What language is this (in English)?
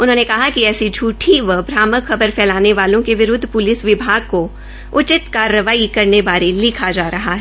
Hindi